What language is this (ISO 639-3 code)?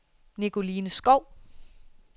dan